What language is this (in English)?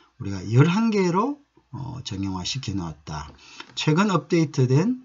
Korean